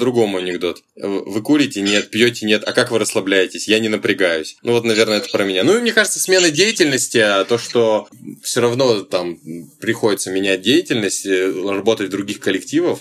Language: Russian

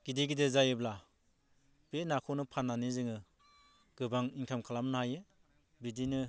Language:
Bodo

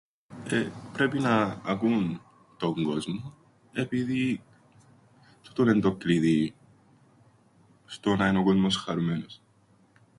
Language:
Greek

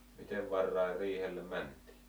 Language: Finnish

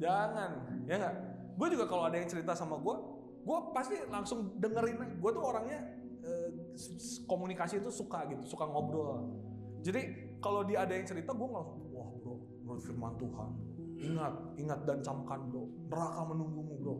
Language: Indonesian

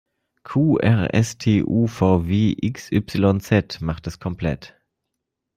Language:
German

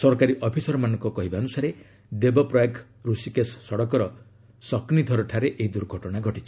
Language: Odia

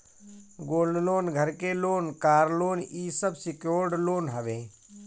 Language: Bhojpuri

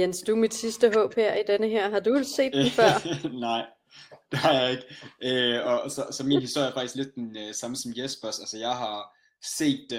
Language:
Danish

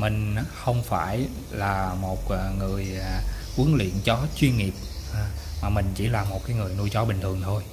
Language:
Vietnamese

